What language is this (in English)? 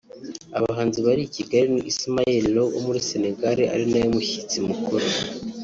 Kinyarwanda